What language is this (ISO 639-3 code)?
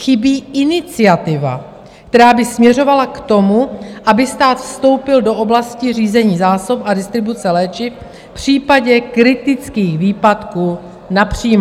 ces